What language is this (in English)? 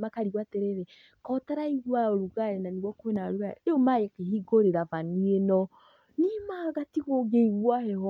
Kikuyu